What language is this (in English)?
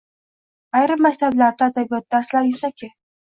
Uzbek